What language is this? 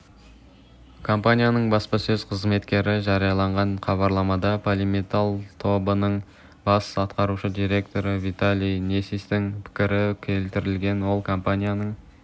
Kazakh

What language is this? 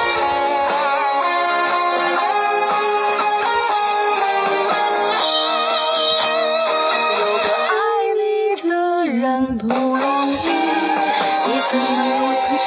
Chinese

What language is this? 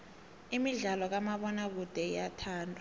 South Ndebele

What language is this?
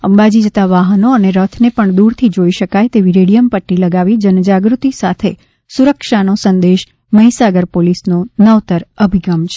Gujarati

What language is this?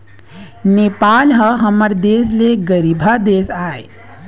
Chhattisgarhi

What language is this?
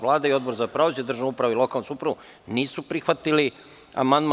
Serbian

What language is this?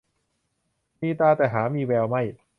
Thai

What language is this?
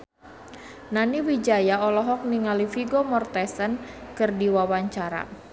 Sundanese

